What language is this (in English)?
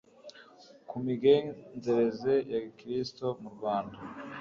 Kinyarwanda